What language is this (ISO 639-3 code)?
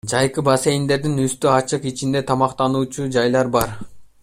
kir